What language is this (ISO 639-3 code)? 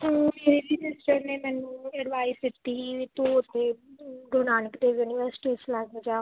pan